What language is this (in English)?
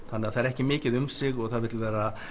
Icelandic